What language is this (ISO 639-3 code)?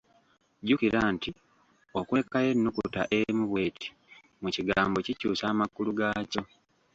lug